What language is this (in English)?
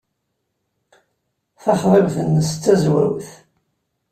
Kabyle